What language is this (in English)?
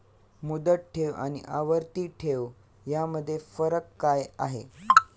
Marathi